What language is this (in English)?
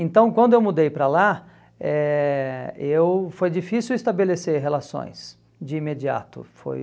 Portuguese